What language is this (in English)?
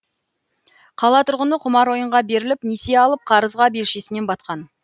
Kazakh